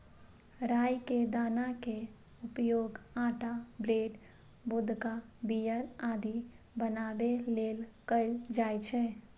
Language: Maithili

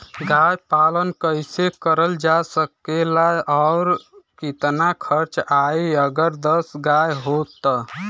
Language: Bhojpuri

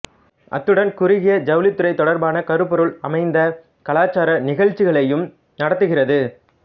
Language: Tamil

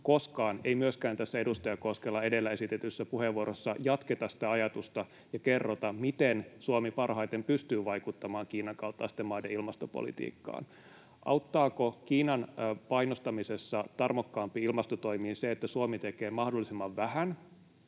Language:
Finnish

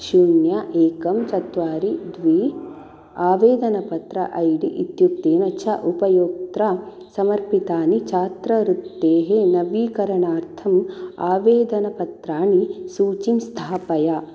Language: Sanskrit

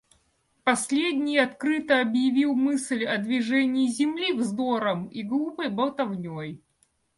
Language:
Russian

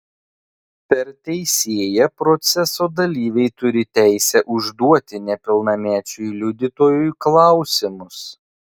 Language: Lithuanian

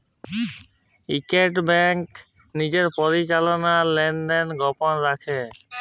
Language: Bangla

